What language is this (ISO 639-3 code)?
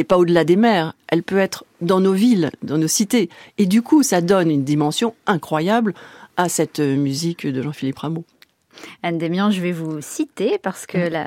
fra